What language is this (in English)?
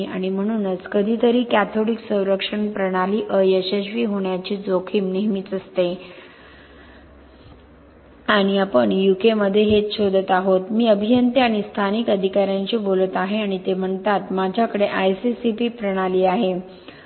Marathi